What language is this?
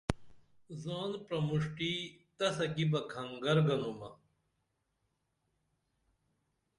Dameli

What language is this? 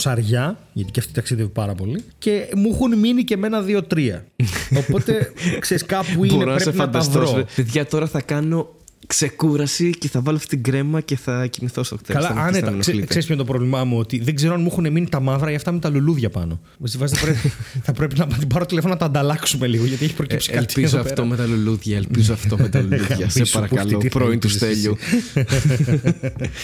Greek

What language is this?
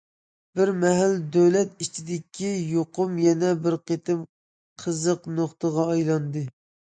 Uyghur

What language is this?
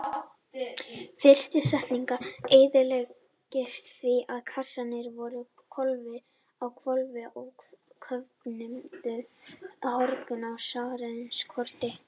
Icelandic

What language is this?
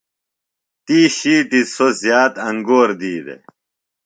Phalura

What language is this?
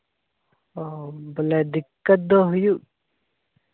Santali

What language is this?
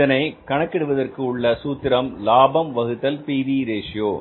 Tamil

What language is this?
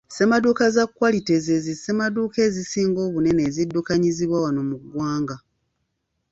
Ganda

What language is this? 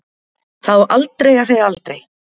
Icelandic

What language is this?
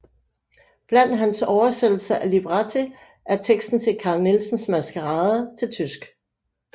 Danish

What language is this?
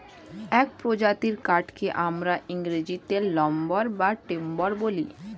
Bangla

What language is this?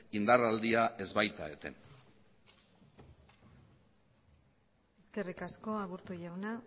Basque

